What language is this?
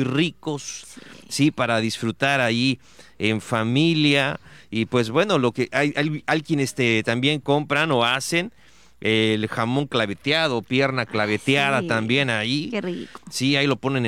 Spanish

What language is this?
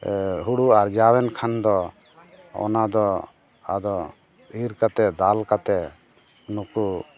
Santali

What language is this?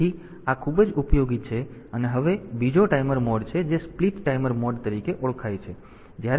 Gujarati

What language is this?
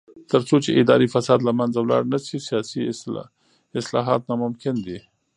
Pashto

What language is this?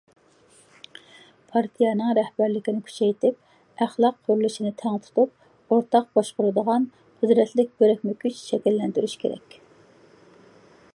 Uyghur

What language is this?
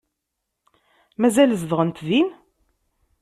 Kabyle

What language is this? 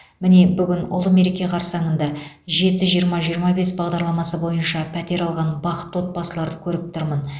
Kazakh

